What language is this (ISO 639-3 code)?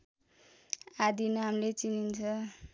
nep